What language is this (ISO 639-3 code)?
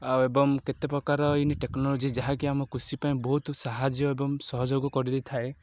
ori